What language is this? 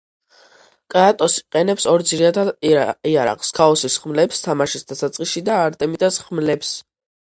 Georgian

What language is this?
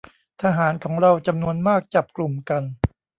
Thai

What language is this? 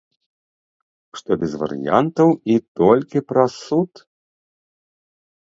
Belarusian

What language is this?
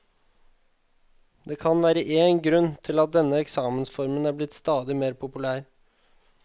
Norwegian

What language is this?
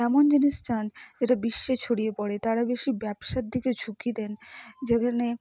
Bangla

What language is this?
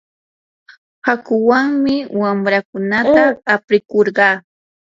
Yanahuanca Pasco Quechua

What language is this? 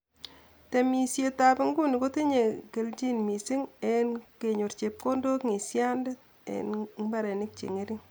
Kalenjin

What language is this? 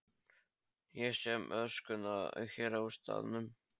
Icelandic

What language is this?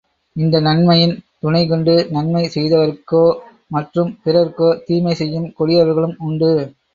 Tamil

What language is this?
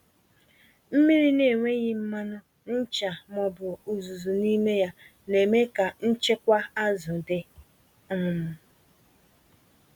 Igbo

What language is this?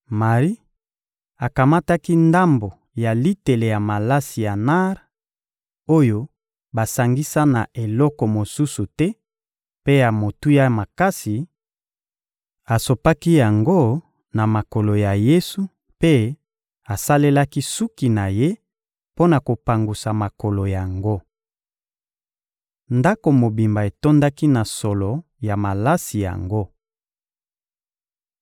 Lingala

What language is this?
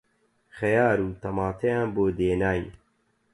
Central Kurdish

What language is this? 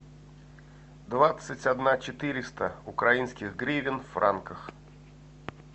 Russian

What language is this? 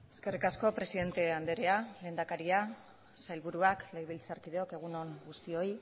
Basque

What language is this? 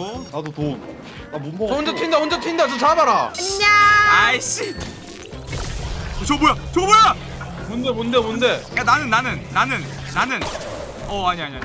Korean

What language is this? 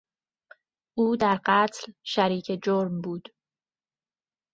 Persian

